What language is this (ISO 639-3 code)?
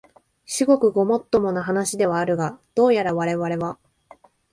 jpn